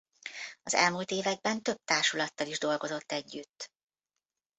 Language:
Hungarian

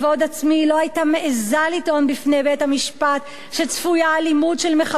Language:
Hebrew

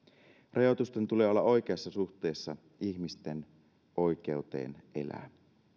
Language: Finnish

